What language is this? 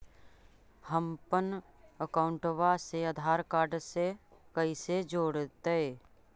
Magahi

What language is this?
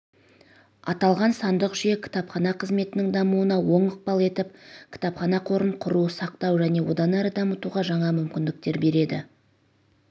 Kazakh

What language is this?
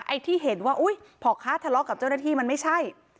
Thai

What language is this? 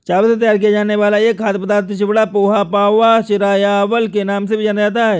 Hindi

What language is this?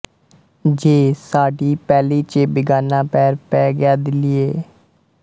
Punjabi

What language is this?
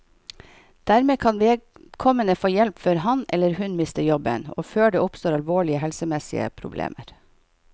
Norwegian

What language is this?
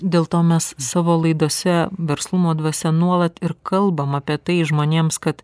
Lithuanian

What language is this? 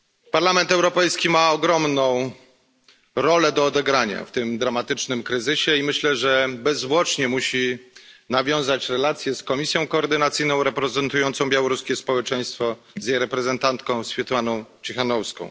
Polish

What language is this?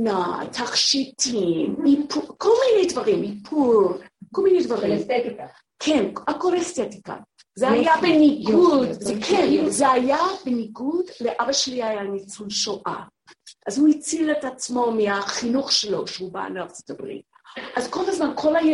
Hebrew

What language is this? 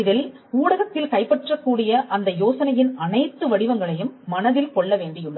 Tamil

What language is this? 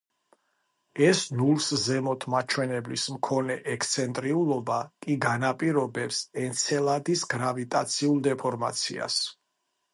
Georgian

